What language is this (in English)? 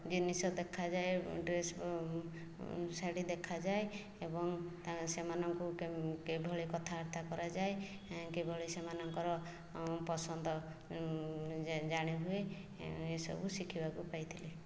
Odia